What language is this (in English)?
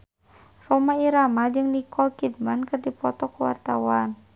Sundanese